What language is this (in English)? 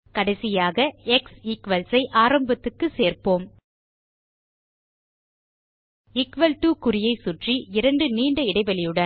Tamil